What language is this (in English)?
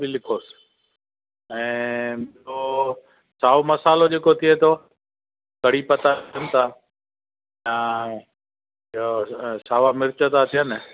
Sindhi